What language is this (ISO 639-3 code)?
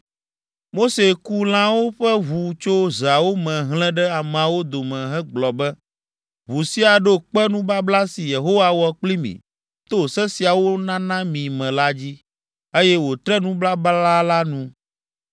ewe